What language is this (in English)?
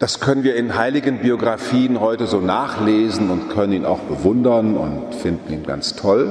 German